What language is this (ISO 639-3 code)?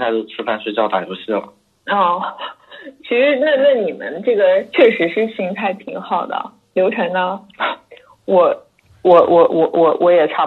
zho